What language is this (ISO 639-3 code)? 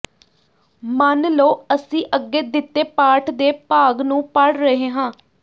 pan